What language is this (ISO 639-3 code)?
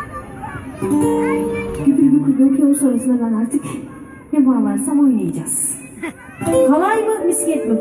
tur